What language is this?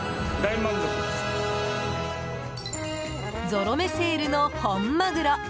Japanese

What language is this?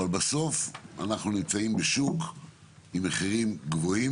Hebrew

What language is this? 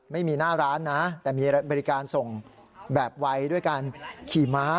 Thai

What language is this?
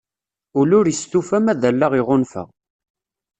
Kabyle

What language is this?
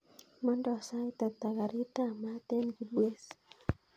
Kalenjin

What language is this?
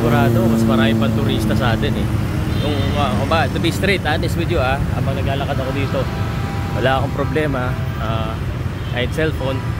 Filipino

